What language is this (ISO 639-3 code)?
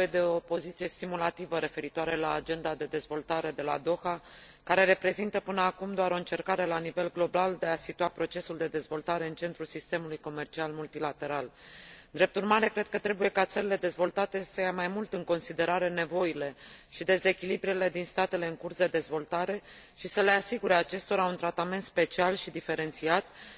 ron